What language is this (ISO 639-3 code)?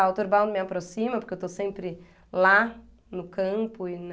por